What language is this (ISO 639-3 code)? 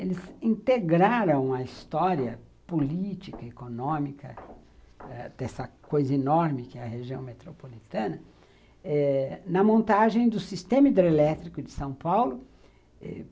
por